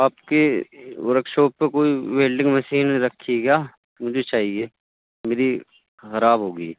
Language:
Urdu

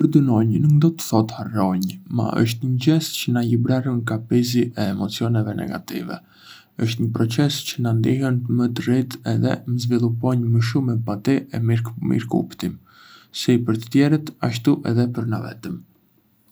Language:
Arbëreshë Albanian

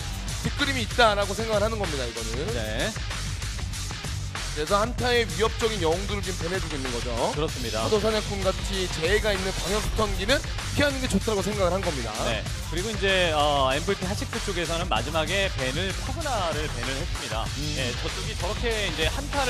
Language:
Korean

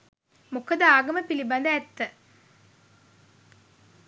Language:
Sinhala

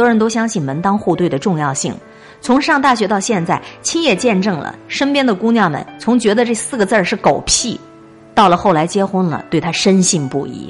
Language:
Chinese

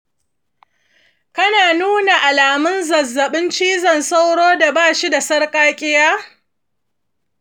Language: Hausa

